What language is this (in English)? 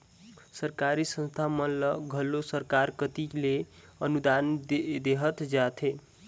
Chhattisgarhi